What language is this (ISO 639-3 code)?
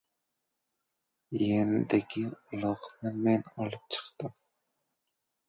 uzb